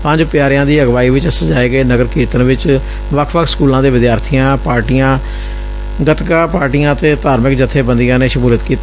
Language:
Punjabi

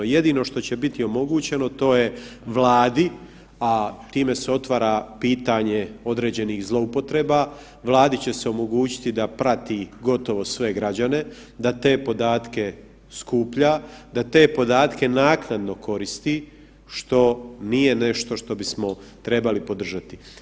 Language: Croatian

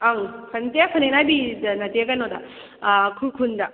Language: Manipuri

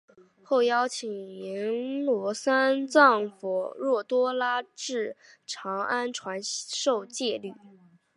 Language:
Chinese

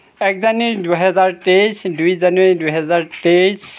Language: Assamese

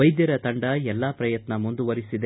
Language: Kannada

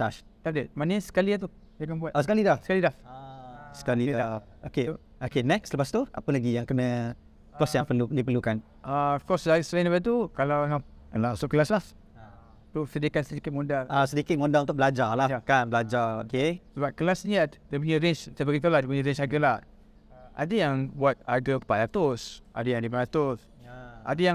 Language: Malay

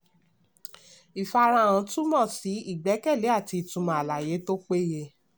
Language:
Yoruba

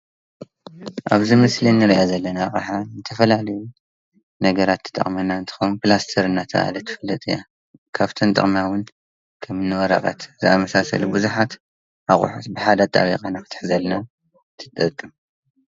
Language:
Tigrinya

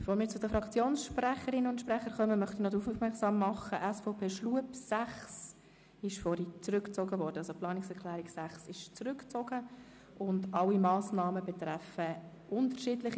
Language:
Swiss German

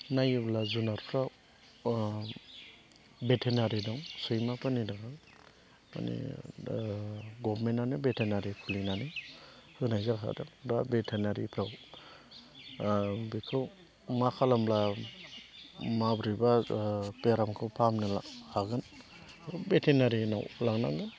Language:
Bodo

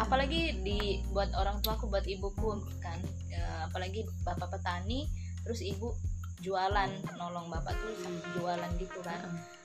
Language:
Indonesian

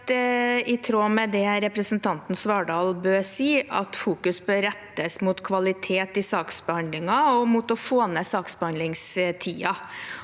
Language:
Norwegian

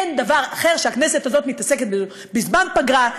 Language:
Hebrew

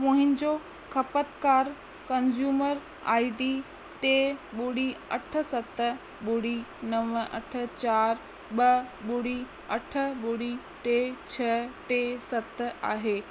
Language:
Sindhi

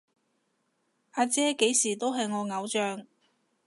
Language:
Cantonese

